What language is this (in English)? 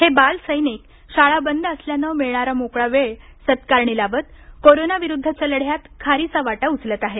Marathi